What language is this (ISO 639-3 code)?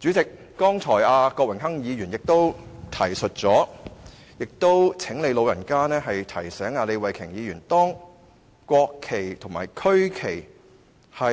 yue